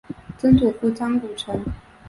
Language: Chinese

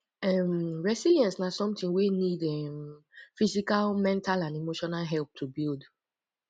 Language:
Nigerian Pidgin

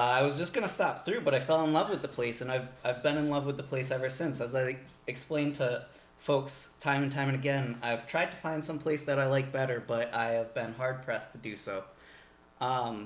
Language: English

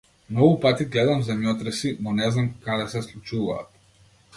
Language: Macedonian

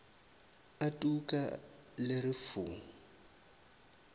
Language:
Northern Sotho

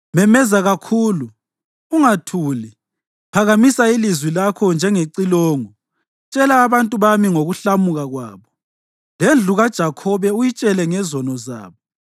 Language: North Ndebele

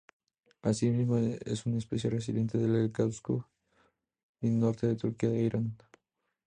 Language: Spanish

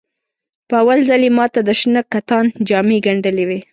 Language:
Pashto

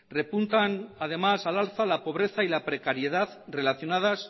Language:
Spanish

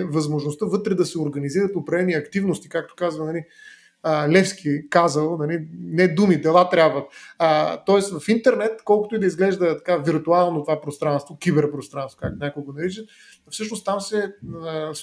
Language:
Bulgarian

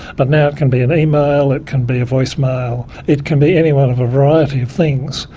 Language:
English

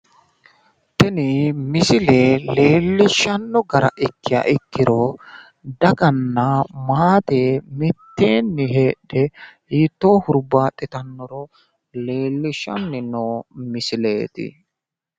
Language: Sidamo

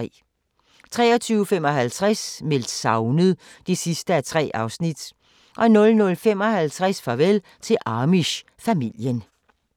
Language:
Danish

